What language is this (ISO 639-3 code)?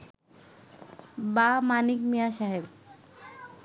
ben